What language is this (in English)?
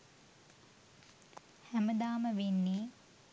Sinhala